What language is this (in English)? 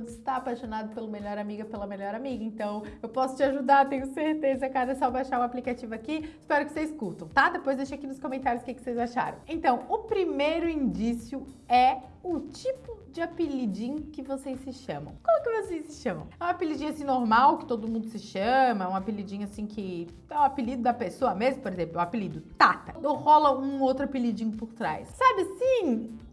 Portuguese